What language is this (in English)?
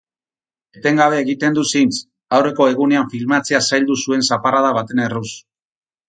Basque